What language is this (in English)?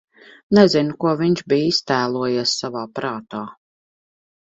Latvian